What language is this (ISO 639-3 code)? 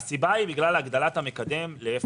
heb